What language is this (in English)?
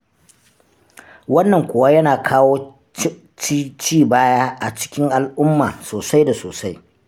Hausa